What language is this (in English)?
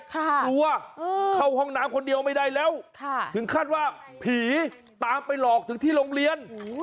Thai